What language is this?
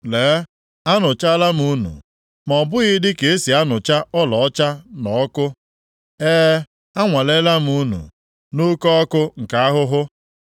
Igbo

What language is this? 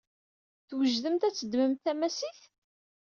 Kabyle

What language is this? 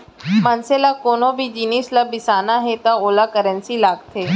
Chhattisgarhi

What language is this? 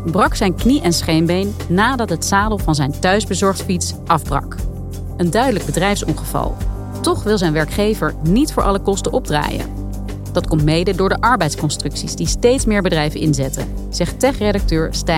Dutch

